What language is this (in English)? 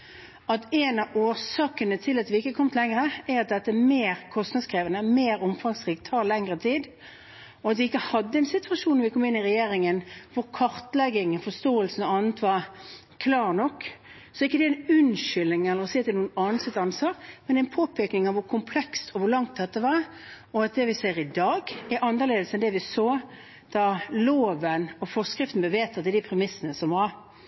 Norwegian Bokmål